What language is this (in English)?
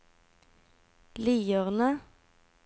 Norwegian